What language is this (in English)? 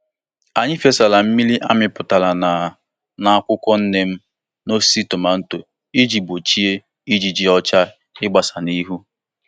Igbo